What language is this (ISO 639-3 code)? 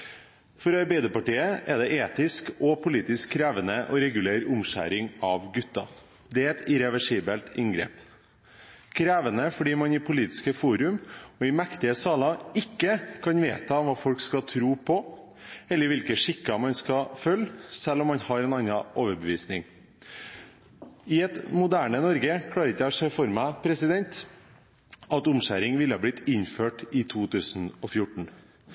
nob